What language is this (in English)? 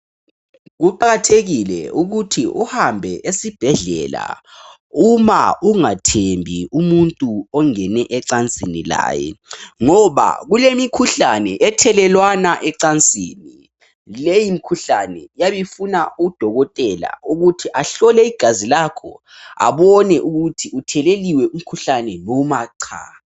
North Ndebele